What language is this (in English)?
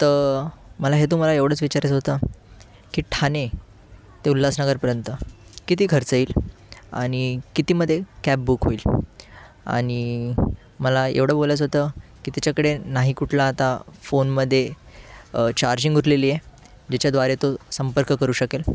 Marathi